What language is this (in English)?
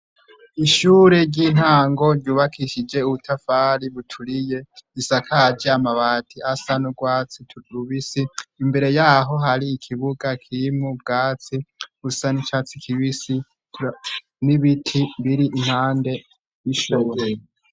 Rundi